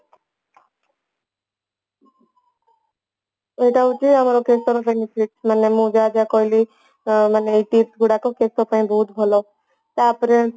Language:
Odia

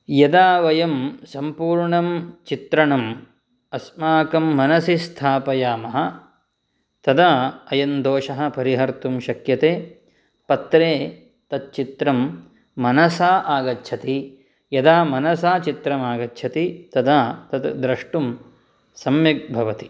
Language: Sanskrit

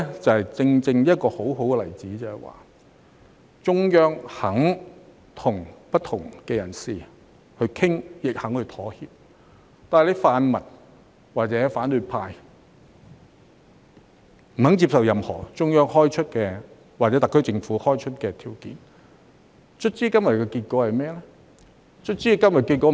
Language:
Cantonese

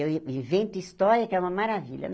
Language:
Portuguese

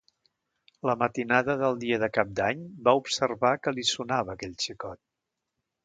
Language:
Catalan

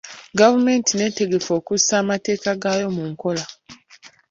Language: Ganda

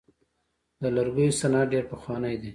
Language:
Pashto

